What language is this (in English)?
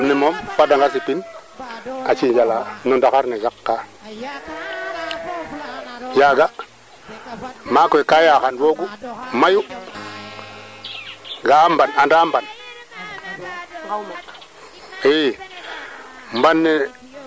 Serer